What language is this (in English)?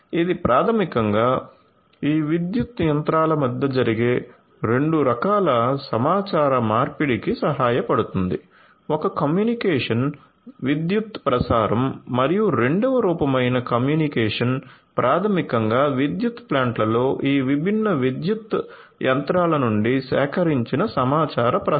Telugu